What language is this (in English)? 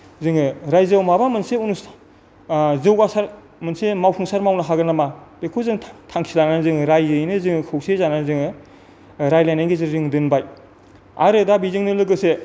Bodo